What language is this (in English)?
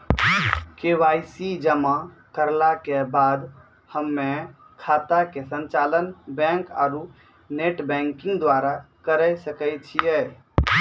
Maithili